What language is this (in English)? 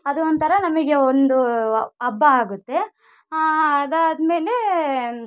Kannada